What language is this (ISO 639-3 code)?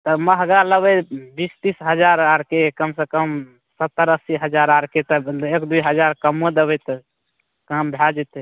mai